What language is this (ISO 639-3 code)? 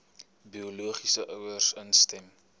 afr